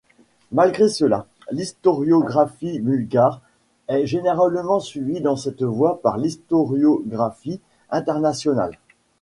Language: French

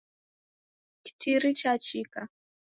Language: Taita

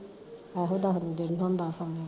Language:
Punjabi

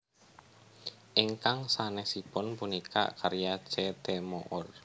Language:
Javanese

